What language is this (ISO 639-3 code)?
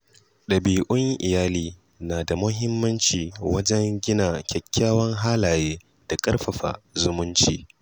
hau